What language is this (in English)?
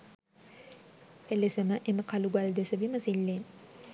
Sinhala